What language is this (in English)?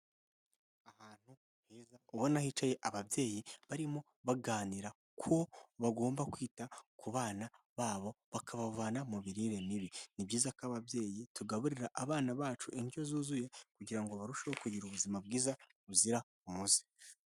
Kinyarwanda